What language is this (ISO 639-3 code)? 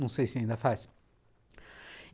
por